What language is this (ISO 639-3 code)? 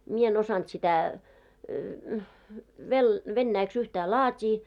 fin